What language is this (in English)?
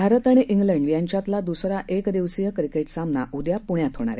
Marathi